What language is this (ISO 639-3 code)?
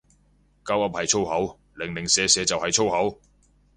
yue